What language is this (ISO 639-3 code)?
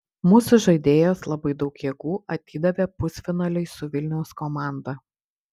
lit